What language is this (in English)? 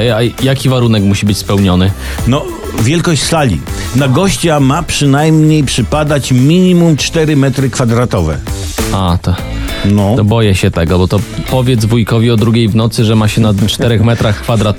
Polish